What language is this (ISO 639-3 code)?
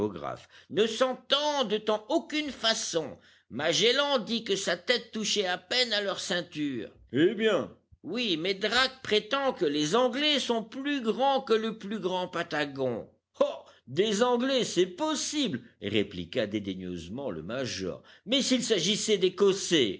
fra